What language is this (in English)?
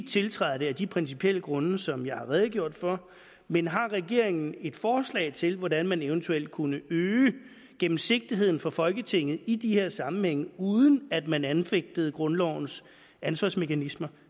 Danish